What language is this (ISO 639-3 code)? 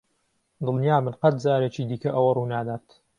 ckb